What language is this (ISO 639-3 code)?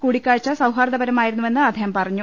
mal